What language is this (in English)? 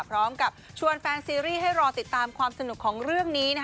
Thai